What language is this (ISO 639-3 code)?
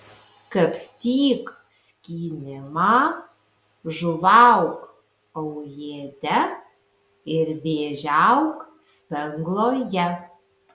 lit